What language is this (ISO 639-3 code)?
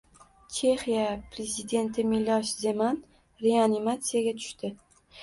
uzb